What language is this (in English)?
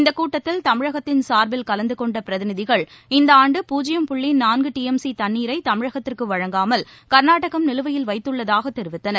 Tamil